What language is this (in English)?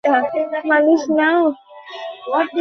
Bangla